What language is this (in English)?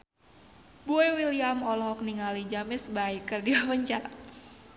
Sundanese